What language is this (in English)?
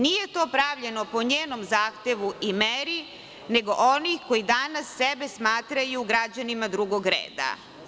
Serbian